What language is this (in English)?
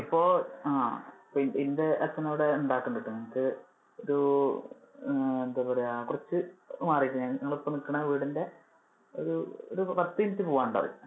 Malayalam